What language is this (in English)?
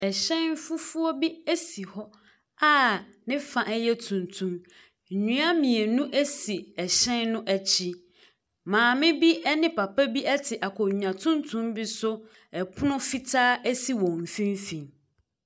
Akan